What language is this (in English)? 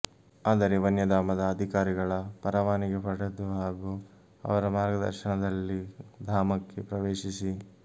Kannada